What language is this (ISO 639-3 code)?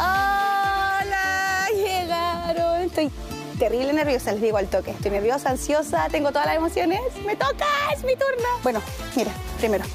spa